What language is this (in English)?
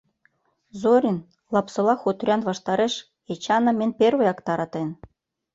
Mari